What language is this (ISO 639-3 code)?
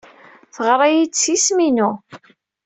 kab